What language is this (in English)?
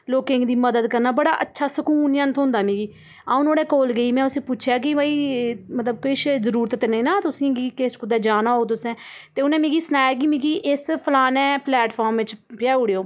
Dogri